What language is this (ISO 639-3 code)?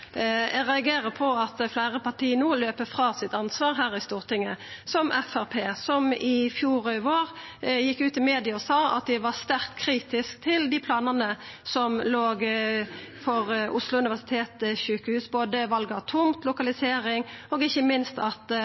nno